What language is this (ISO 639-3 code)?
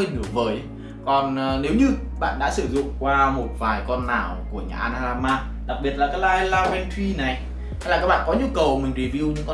vie